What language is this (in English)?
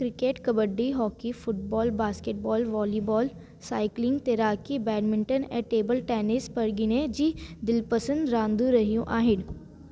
Sindhi